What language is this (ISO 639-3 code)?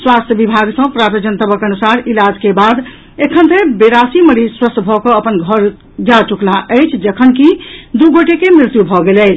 mai